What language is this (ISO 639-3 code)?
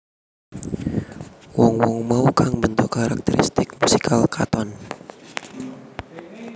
jav